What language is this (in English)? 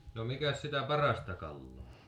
Finnish